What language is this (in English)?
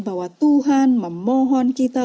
Indonesian